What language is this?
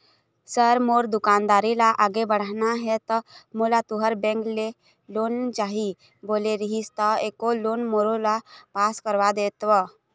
Chhattisgarhi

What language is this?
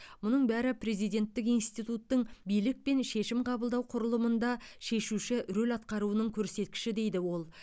Kazakh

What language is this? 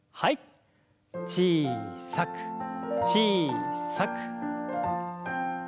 Japanese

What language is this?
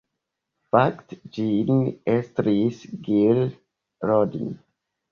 Esperanto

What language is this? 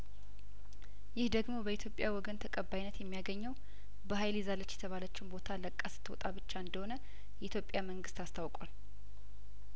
Amharic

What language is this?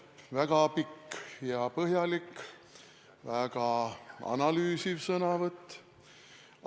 Estonian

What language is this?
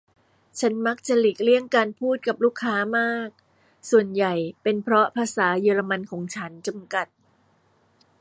Thai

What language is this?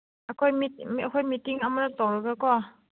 Manipuri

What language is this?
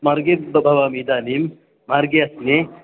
Sanskrit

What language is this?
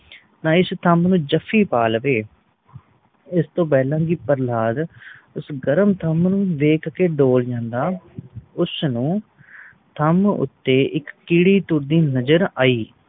Punjabi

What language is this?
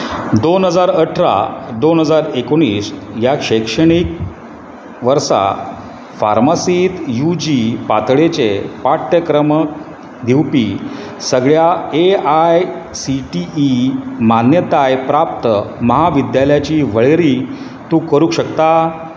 Konkani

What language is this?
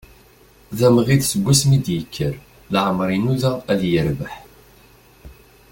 Kabyle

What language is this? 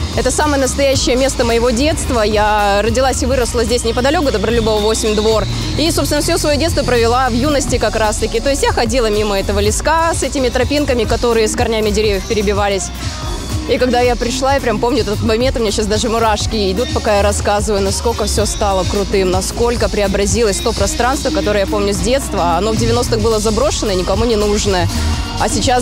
Russian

